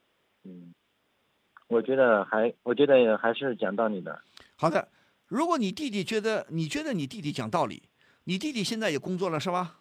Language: Chinese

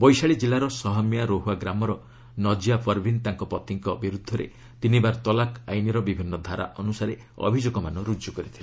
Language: Odia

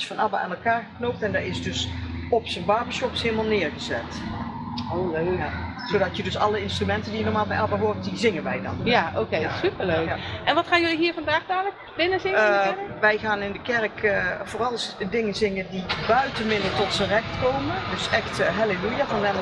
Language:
Dutch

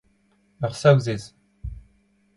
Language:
Breton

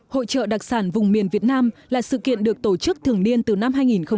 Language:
Vietnamese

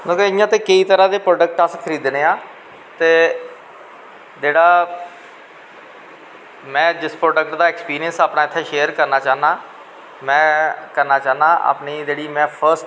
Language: Dogri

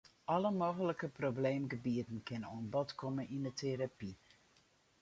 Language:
Western Frisian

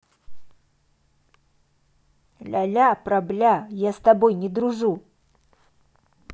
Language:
Russian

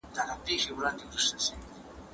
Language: Pashto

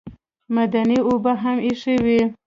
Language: Pashto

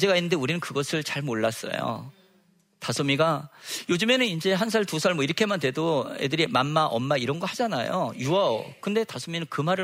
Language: Korean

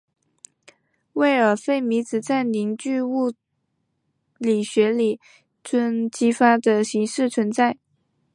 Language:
Chinese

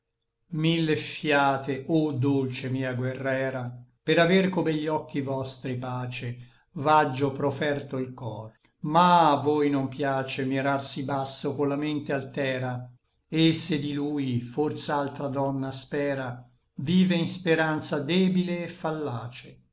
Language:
Italian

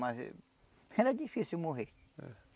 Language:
Portuguese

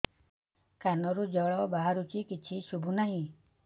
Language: Odia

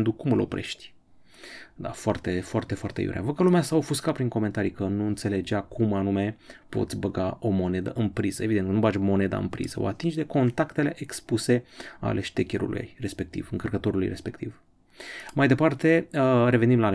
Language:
Romanian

